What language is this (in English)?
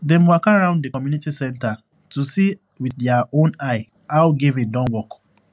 Nigerian Pidgin